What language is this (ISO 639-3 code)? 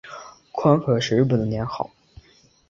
zho